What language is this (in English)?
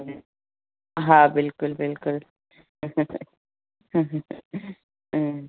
Sindhi